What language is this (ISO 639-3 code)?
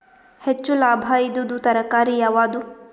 kan